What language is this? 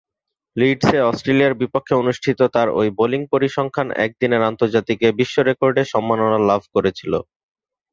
Bangla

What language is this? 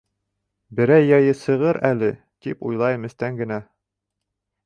Bashkir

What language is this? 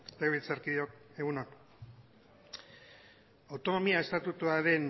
Basque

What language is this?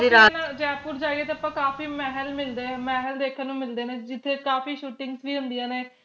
Punjabi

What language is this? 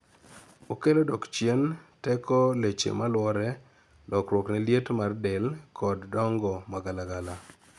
Luo (Kenya and Tanzania)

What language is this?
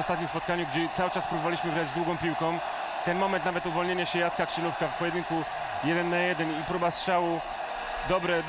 Polish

